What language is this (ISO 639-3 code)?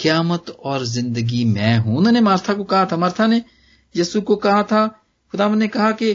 pan